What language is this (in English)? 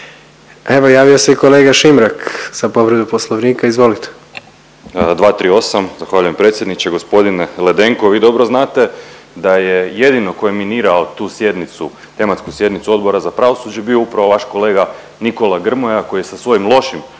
Croatian